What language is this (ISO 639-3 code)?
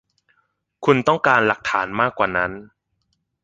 tha